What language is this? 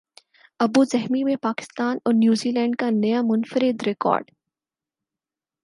Urdu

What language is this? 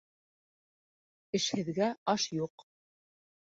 Bashkir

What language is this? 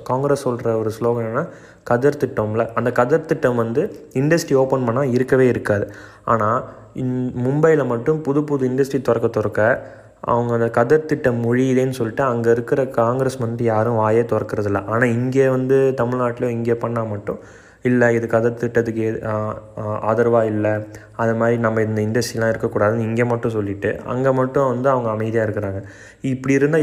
Tamil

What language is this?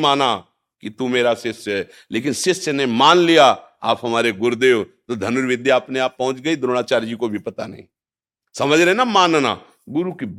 Hindi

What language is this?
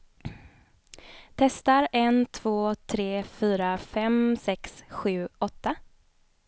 Swedish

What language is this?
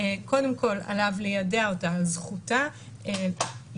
Hebrew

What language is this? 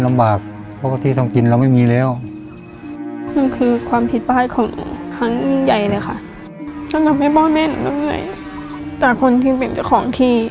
Thai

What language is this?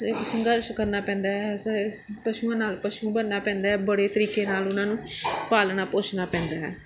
Punjabi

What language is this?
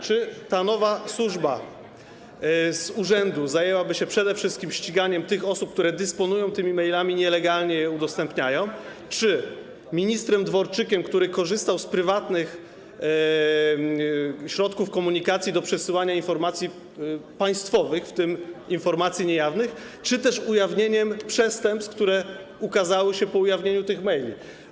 Polish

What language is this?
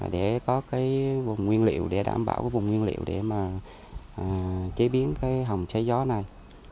Vietnamese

